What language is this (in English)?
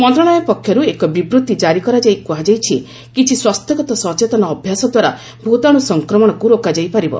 Odia